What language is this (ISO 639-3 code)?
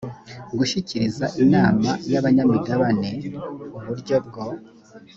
kin